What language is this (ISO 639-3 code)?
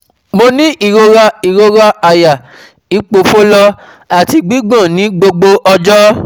yor